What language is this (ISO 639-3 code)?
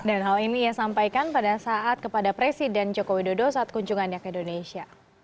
ind